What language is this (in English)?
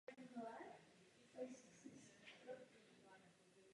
Czech